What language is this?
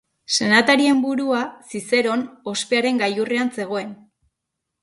Basque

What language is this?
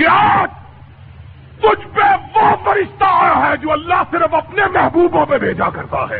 Urdu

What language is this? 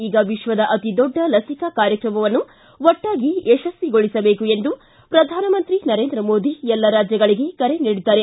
Kannada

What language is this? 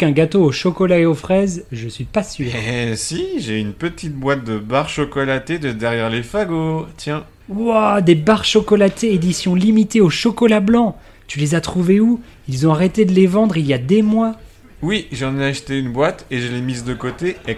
French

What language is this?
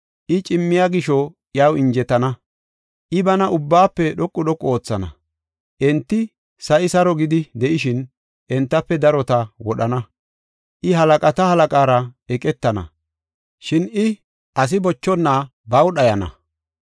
Gofa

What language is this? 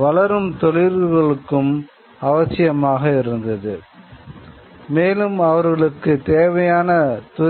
Tamil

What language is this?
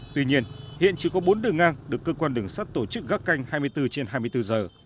Vietnamese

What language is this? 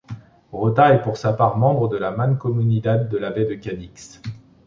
French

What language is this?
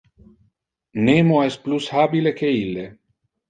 Interlingua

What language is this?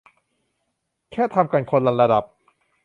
Thai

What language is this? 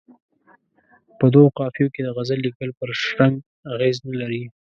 Pashto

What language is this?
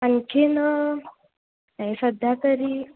Marathi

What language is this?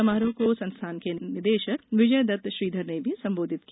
Hindi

